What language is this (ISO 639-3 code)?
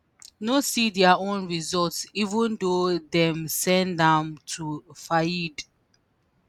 pcm